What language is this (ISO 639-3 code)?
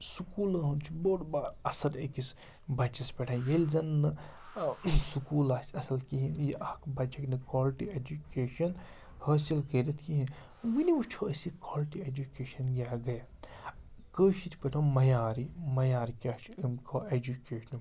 kas